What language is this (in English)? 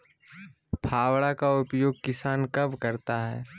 Magahi